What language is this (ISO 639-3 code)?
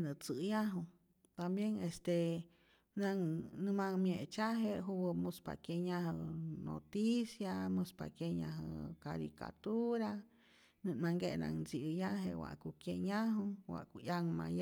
zor